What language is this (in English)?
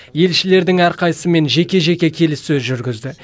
Kazakh